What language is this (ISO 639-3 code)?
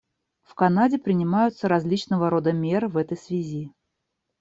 rus